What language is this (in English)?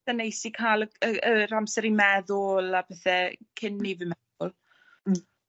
Welsh